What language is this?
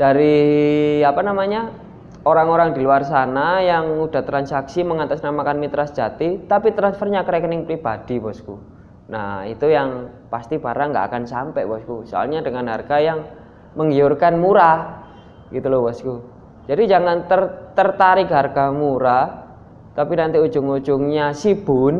Indonesian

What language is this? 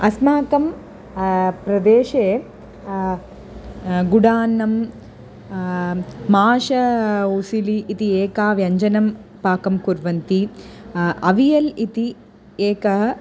Sanskrit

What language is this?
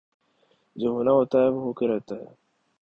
Urdu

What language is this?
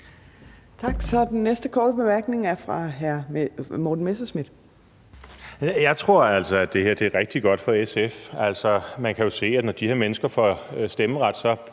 Danish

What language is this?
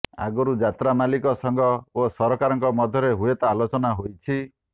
Odia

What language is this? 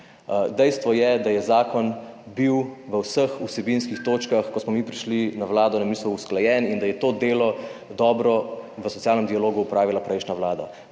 Slovenian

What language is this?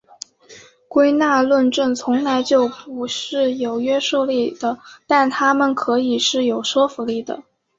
Chinese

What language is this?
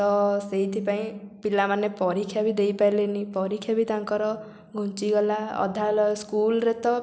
Odia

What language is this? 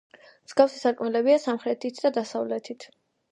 Georgian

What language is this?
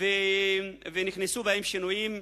Hebrew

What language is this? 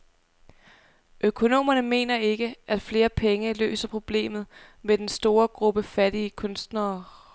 Danish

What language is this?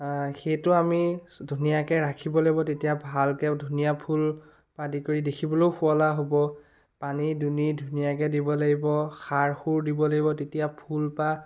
Assamese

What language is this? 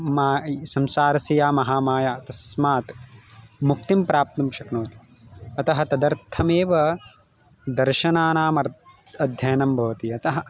Sanskrit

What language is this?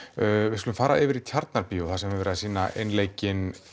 Icelandic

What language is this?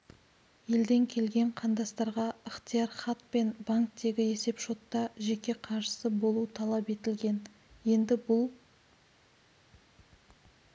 Kazakh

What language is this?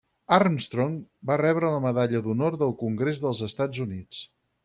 Catalan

